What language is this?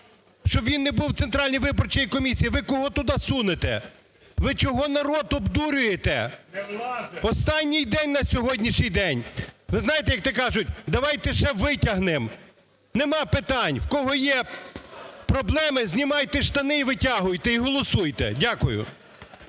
Ukrainian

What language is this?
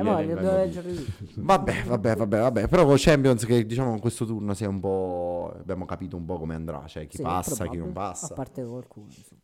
Italian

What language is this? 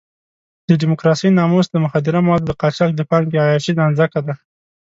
Pashto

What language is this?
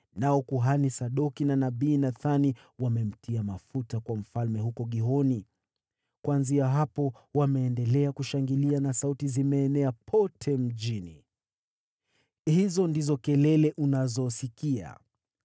Swahili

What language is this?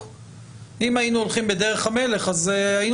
Hebrew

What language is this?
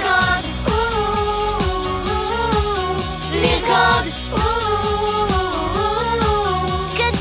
Hebrew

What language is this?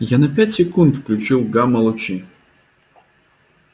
Russian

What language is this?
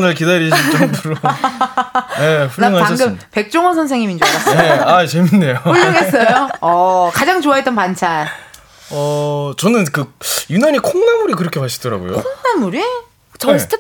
Korean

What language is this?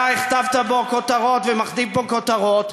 Hebrew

